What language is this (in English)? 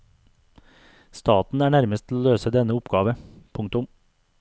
Norwegian